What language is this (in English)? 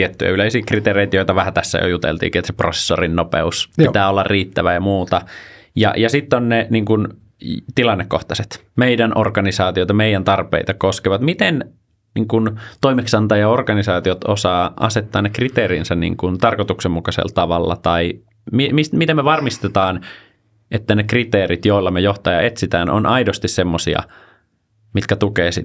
Finnish